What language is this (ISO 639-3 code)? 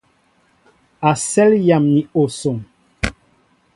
mbo